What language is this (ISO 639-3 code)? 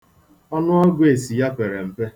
ibo